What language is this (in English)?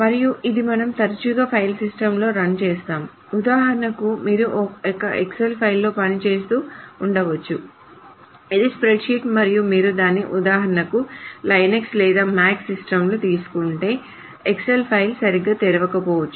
Telugu